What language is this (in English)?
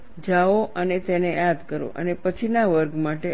Gujarati